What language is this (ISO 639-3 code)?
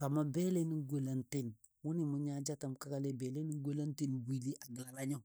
dbd